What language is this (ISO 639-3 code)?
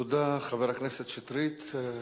heb